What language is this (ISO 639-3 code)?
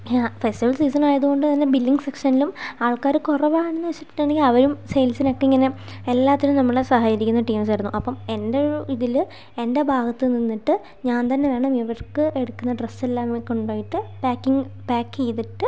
mal